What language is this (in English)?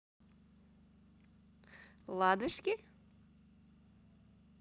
Russian